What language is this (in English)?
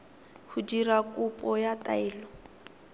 Tswana